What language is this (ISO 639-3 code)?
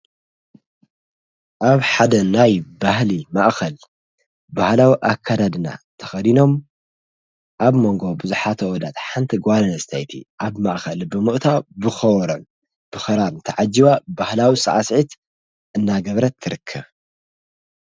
tir